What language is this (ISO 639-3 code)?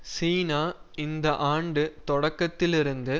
tam